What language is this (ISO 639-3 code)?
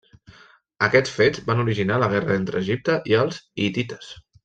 cat